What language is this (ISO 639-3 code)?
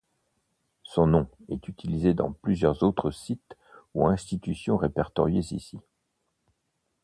fra